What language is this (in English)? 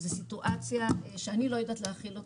Hebrew